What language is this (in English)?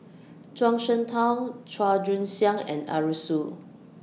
English